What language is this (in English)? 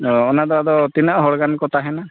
Santali